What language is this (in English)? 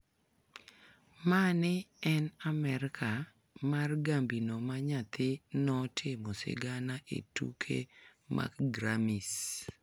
Luo (Kenya and Tanzania)